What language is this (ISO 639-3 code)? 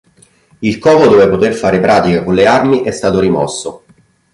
ita